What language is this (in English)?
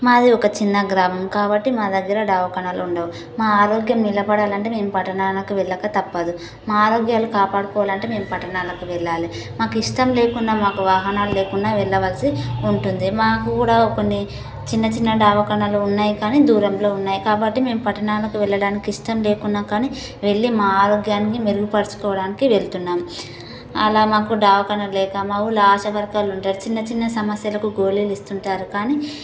Telugu